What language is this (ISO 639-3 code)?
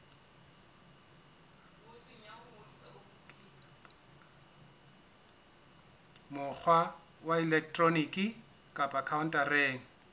sot